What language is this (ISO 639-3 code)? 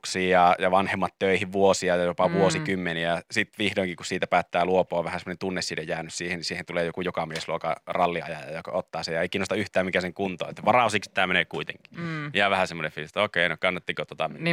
fin